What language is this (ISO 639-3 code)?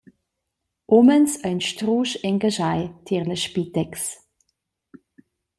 roh